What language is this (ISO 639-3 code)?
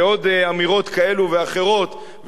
heb